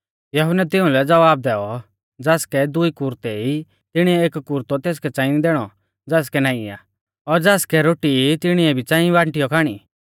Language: Mahasu Pahari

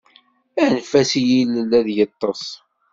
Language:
Kabyle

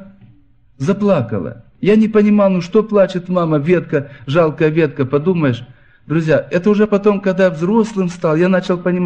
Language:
Russian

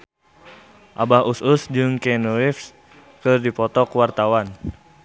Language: Sundanese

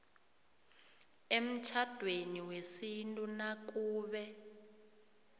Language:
South Ndebele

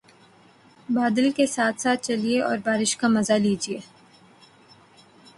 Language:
Urdu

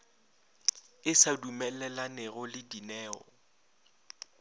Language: Northern Sotho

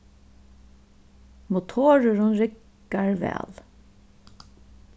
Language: Faroese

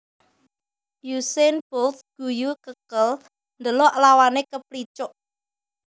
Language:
Javanese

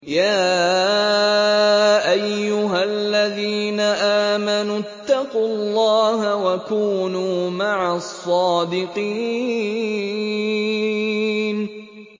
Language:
Arabic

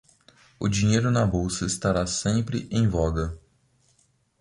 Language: Portuguese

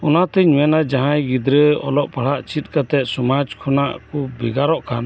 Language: Santali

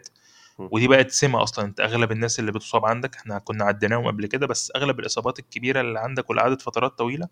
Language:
Arabic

